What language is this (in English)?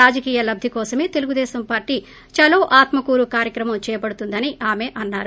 Telugu